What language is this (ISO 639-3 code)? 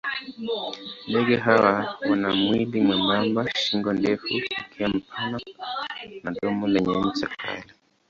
swa